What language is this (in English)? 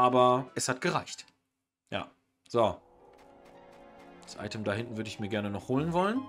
German